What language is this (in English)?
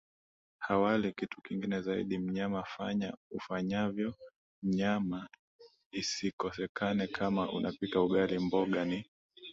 Swahili